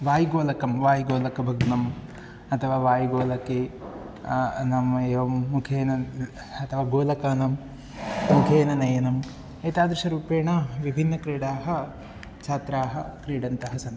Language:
Sanskrit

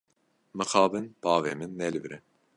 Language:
Kurdish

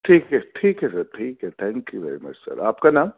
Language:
Urdu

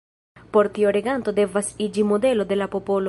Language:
Esperanto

